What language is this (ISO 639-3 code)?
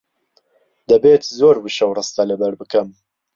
ckb